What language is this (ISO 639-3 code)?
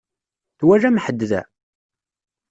kab